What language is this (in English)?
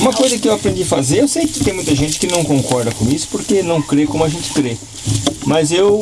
Portuguese